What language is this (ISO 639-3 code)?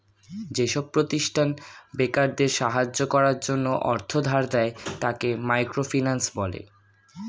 ben